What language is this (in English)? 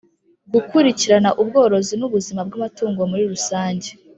Kinyarwanda